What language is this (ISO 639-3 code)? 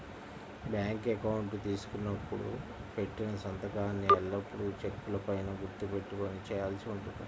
tel